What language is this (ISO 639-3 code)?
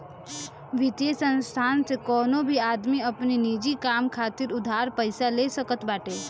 bho